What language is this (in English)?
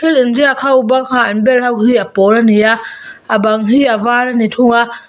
Mizo